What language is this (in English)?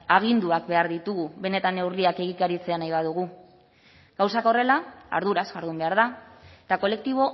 Basque